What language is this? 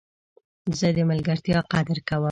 Pashto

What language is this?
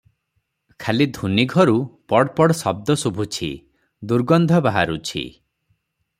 Odia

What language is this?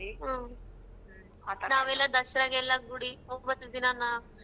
Kannada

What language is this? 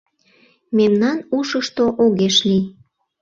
Mari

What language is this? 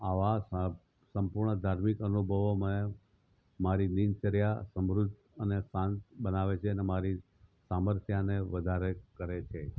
Gujarati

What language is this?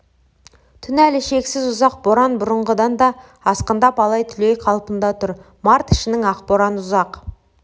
Kazakh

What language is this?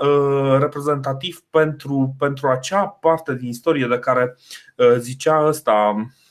Romanian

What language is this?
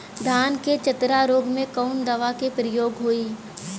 Bhojpuri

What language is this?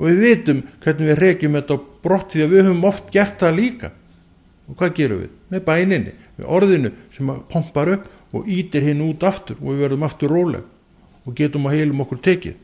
Dutch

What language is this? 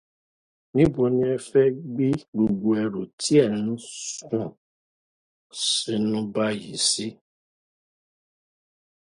Yoruba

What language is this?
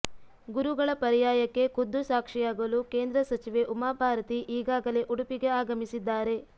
Kannada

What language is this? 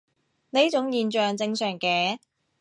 Cantonese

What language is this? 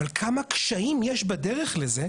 Hebrew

